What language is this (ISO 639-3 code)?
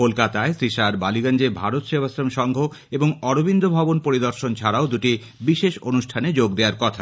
ben